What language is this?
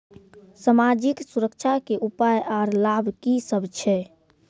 Maithili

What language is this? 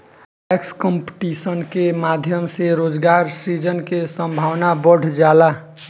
Bhojpuri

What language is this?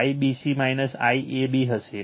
Gujarati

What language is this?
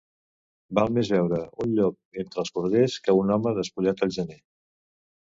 Catalan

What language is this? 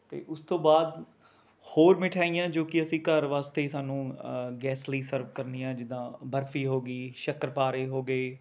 Punjabi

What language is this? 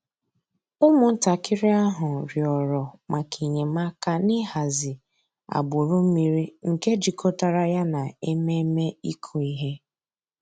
Igbo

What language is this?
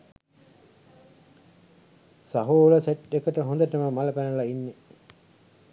Sinhala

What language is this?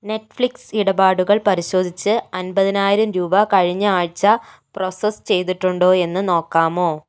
Malayalam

